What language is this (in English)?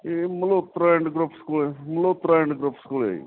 Punjabi